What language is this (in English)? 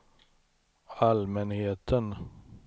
Swedish